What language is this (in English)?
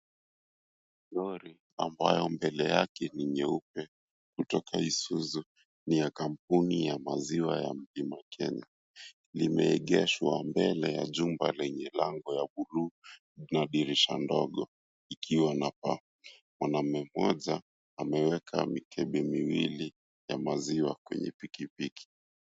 Swahili